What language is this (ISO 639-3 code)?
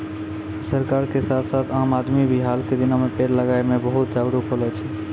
mai